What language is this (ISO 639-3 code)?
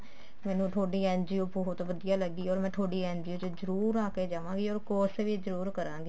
pan